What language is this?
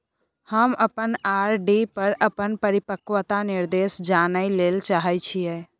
Maithili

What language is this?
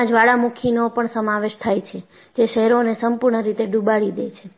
Gujarati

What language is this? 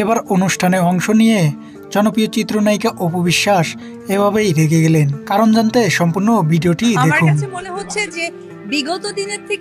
Turkish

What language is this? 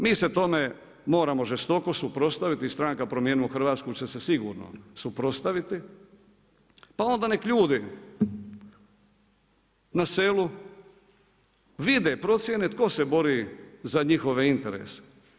Croatian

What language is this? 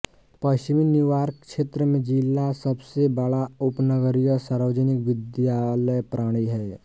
Hindi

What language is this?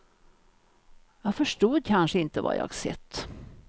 Swedish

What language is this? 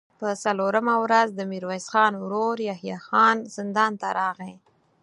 Pashto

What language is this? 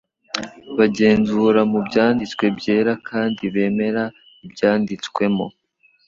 Kinyarwanda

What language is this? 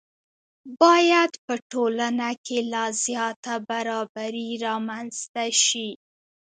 Pashto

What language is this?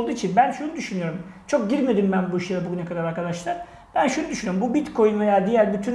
Turkish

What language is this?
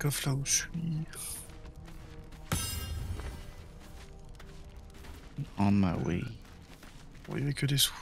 French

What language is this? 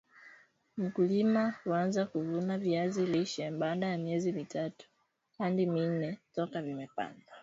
Swahili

